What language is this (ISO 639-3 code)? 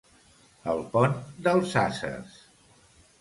cat